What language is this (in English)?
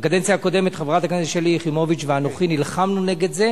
Hebrew